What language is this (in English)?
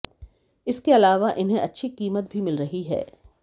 Hindi